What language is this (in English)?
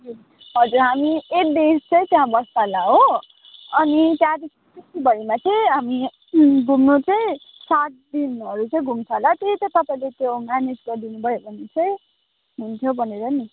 Nepali